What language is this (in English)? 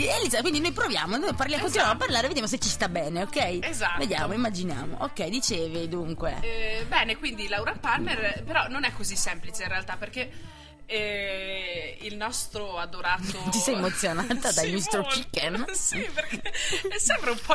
Italian